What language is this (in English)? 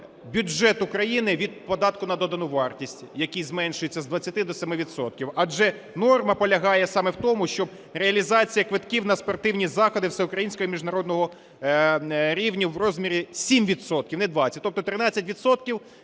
Ukrainian